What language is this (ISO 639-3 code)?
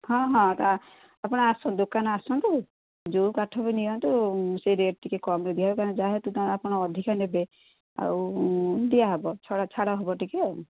ori